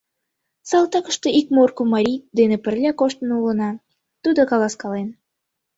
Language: Mari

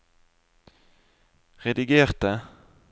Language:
Norwegian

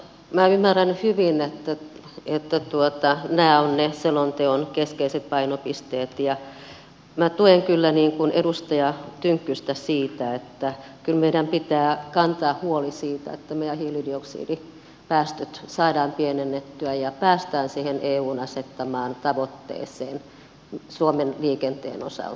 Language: Finnish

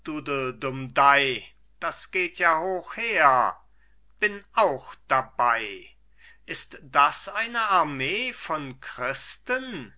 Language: German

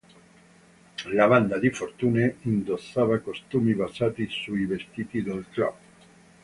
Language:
Italian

